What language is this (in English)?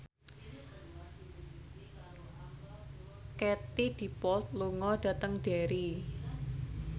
Javanese